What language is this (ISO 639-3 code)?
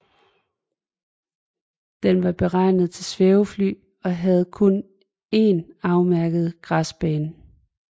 dan